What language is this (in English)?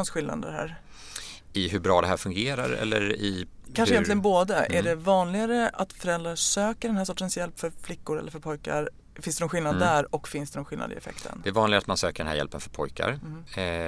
Swedish